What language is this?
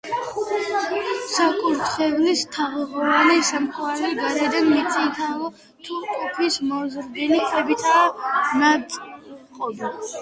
Georgian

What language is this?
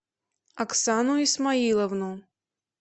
Russian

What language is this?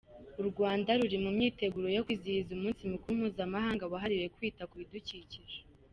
Kinyarwanda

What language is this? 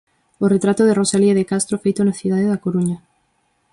Galician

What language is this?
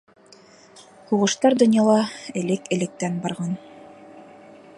Bashkir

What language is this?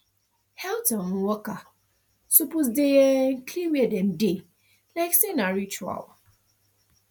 Nigerian Pidgin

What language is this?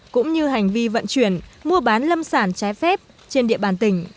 Vietnamese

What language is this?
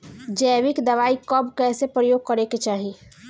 Bhojpuri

